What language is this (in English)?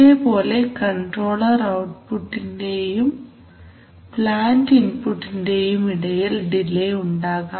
Malayalam